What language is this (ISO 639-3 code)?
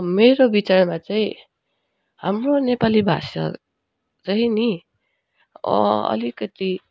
nep